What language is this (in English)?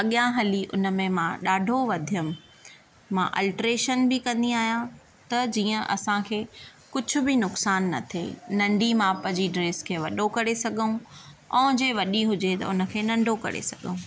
Sindhi